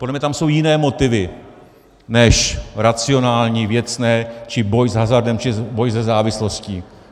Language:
Czech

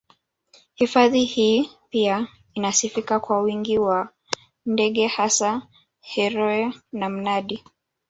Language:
Swahili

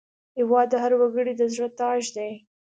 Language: Pashto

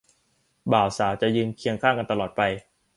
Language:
Thai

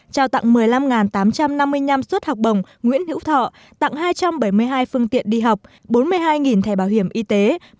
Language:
Vietnamese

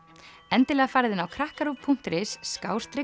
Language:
Icelandic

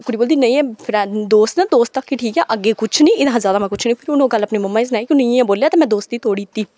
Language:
Dogri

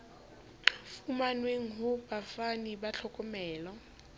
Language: Southern Sotho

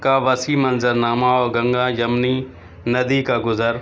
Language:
Urdu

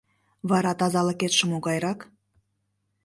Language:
Mari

